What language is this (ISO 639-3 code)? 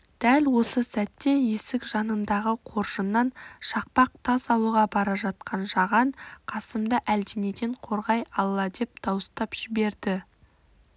kaz